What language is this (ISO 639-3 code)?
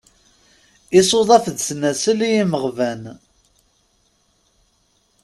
kab